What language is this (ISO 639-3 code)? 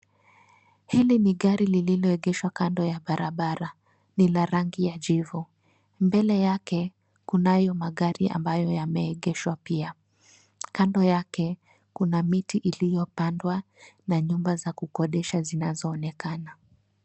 swa